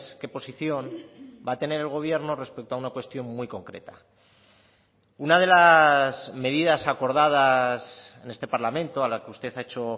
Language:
Spanish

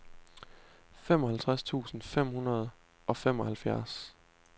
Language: Danish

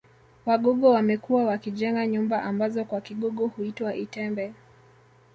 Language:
Swahili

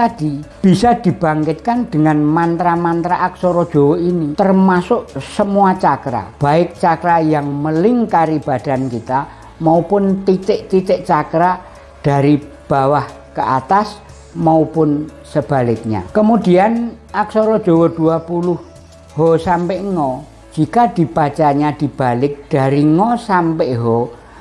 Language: Indonesian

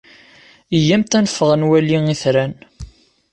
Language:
Kabyle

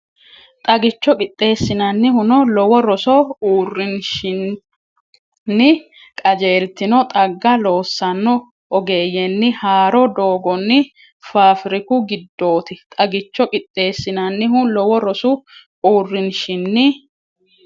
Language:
Sidamo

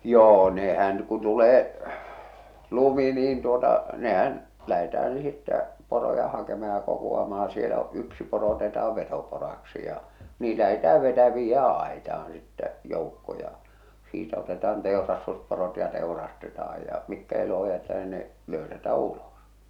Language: Finnish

